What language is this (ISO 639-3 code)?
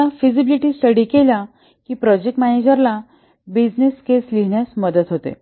mar